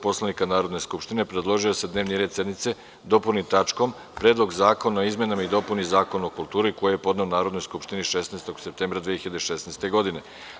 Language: Serbian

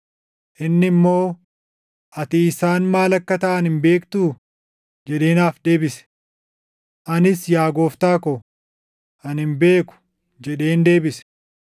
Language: Oromo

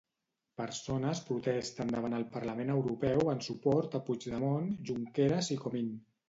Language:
Catalan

